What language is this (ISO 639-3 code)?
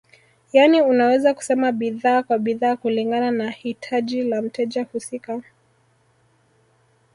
swa